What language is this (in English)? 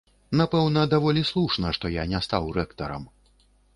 Belarusian